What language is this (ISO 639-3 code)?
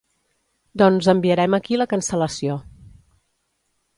cat